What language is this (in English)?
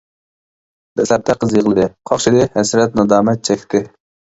Uyghur